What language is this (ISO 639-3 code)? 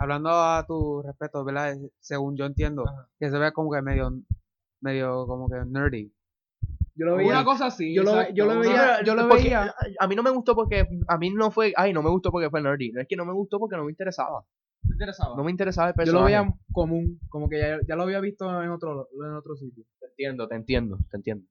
spa